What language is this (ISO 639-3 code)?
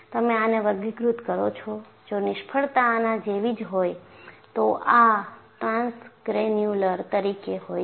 guj